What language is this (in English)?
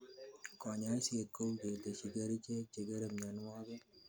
Kalenjin